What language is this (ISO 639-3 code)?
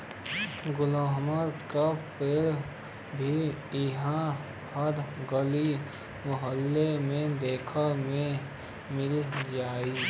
bho